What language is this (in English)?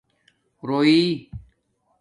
Domaaki